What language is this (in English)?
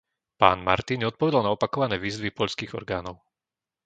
Slovak